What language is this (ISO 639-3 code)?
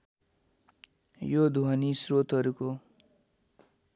nep